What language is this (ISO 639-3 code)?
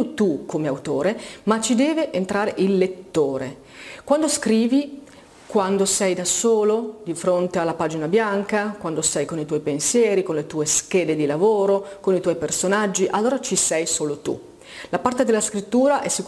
ita